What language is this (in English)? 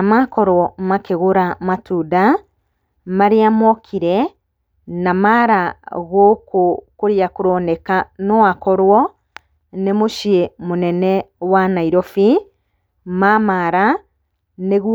Kikuyu